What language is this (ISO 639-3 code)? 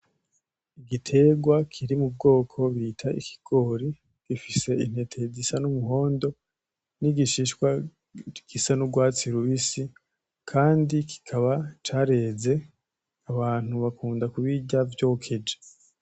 run